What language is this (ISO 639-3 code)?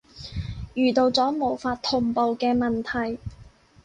yue